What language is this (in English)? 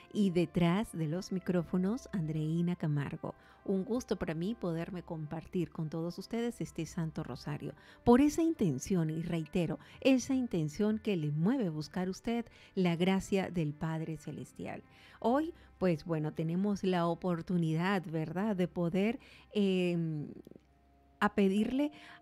Spanish